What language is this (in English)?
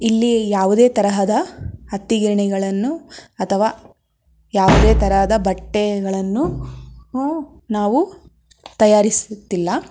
Kannada